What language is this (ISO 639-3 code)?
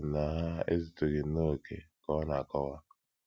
ibo